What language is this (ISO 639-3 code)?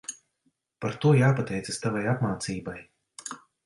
lav